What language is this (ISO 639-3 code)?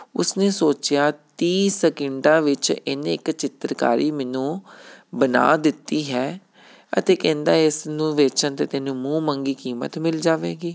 pan